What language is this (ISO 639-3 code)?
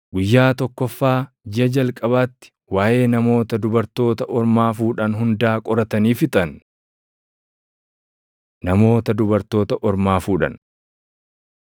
orm